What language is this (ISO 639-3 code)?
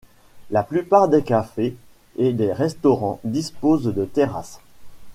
fra